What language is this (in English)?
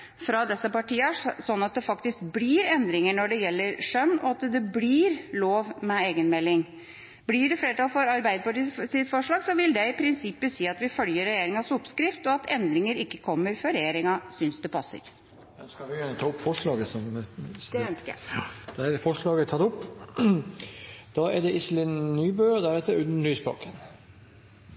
Norwegian